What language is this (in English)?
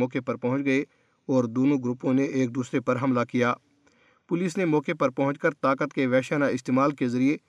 Urdu